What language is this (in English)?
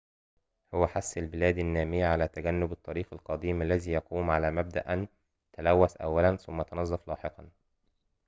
Arabic